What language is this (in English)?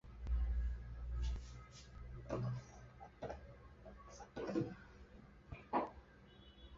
Chinese